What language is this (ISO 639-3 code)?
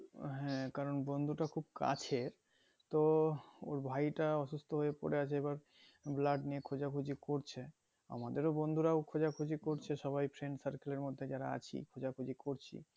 ben